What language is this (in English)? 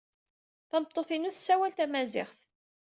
Kabyle